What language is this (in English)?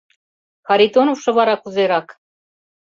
Mari